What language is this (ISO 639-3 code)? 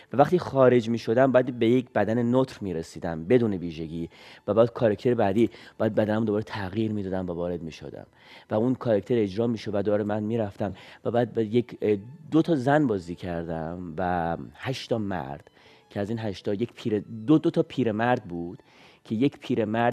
fas